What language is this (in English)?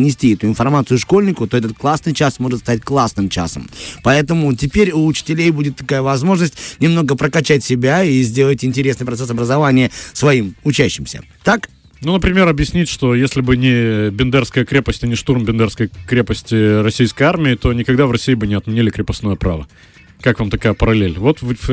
Russian